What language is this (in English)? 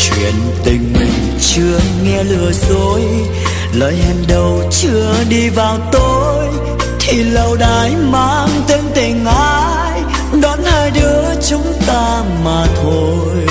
Vietnamese